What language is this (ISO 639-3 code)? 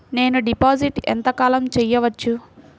tel